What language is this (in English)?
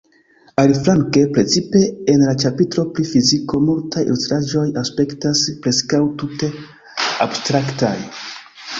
Esperanto